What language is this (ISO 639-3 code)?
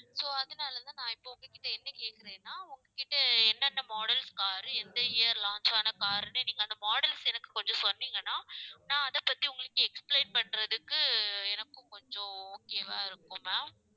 tam